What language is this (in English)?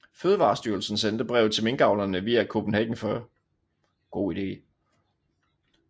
Danish